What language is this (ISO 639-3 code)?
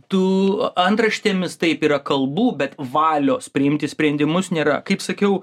lit